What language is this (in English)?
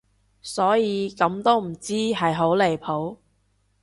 Cantonese